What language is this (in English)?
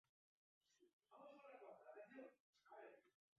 Basque